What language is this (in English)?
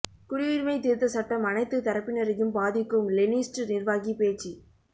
Tamil